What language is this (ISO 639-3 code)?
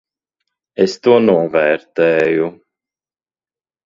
lav